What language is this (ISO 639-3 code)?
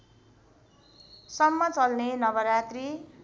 nep